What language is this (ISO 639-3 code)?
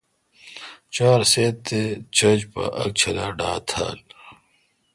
xka